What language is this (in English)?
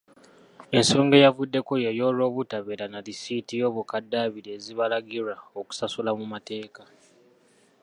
Ganda